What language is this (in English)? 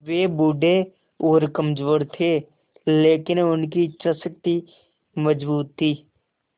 Hindi